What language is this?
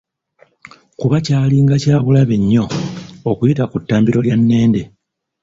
Ganda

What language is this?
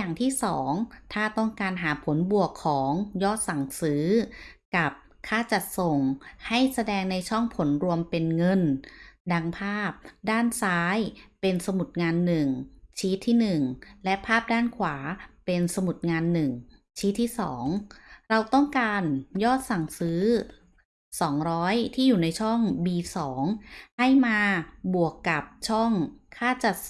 Thai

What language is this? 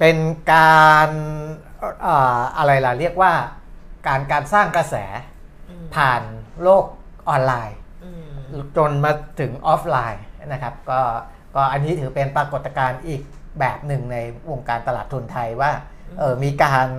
Thai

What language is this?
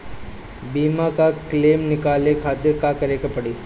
Bhojpuri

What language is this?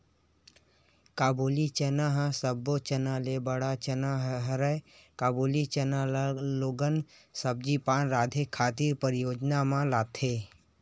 Chhattisgarhi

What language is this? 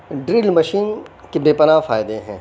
Urdu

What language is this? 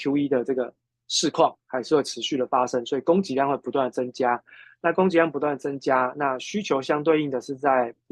Chinese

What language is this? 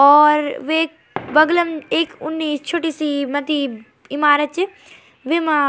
Garhwali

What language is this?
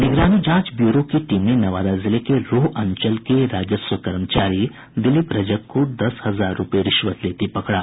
Hindi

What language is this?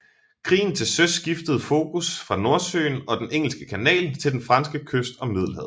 Danish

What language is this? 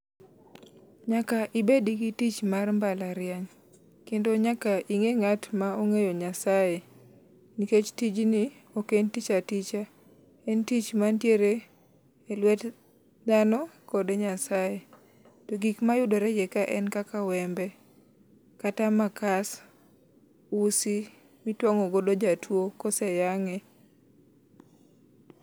Luo (Kenya and Tanzania)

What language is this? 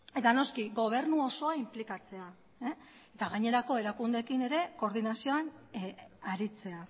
Basque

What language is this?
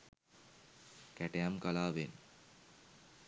Sinhala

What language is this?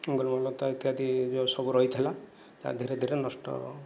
Odia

